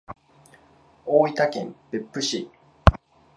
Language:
Japanese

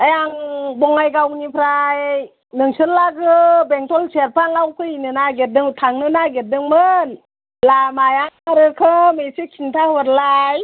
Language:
Bodo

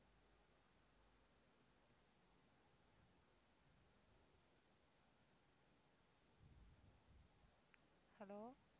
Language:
Tamil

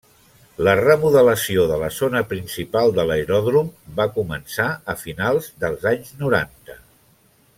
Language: Catalan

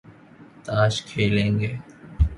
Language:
Urdu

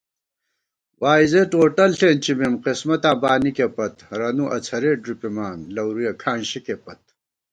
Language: Gawar-Bati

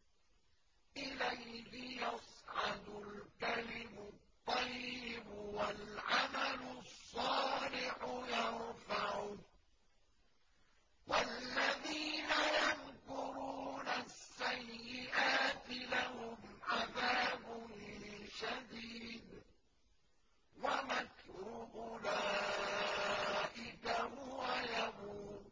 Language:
Arabic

